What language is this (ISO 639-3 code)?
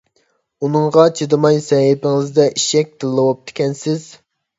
uig